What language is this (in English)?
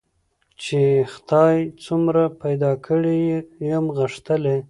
Pashto